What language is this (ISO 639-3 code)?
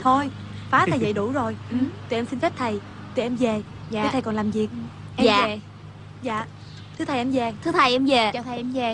vie